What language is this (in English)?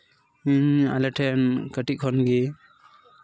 Santali